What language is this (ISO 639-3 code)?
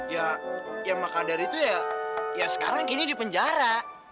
ind